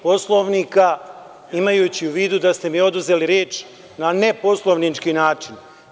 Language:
Serbian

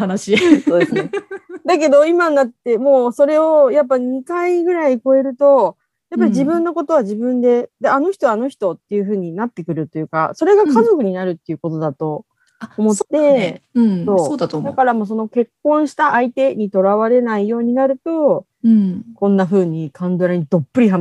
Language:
Japanese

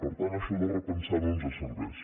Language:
Catalan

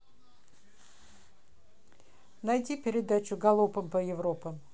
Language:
Russian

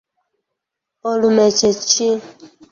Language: Ganda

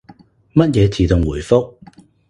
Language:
Cantonese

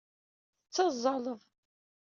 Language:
Kabyle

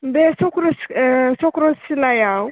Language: Bodo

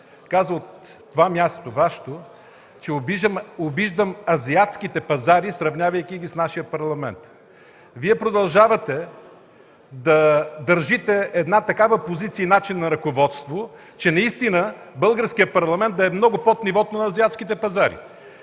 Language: Bulgarian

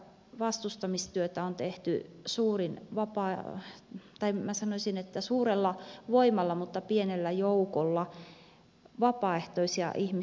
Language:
Finnish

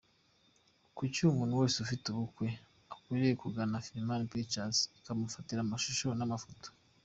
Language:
Kinyarwanda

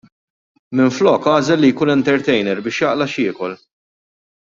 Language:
Maltese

